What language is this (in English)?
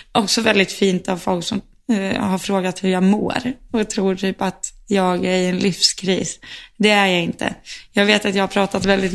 Swedish